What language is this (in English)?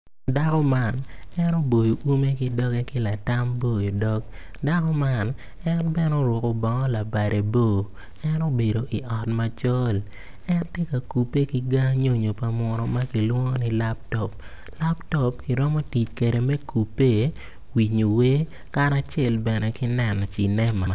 Acoli